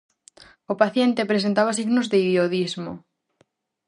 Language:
Galician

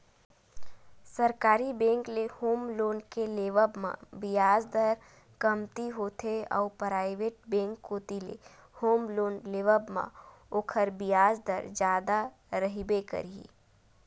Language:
Chhattisgarhi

